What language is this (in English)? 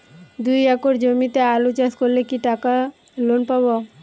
Bangla